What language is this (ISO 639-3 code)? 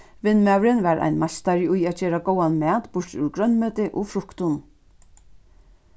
fao